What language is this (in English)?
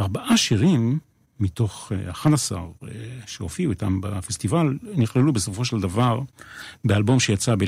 Hebrew